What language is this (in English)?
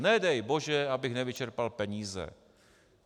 Czech